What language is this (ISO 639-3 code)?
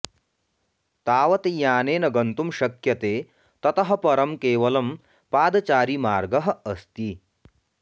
san